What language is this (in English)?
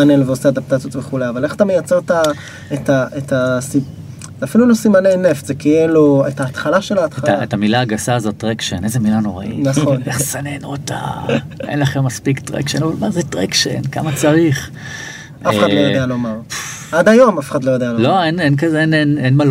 Hebrew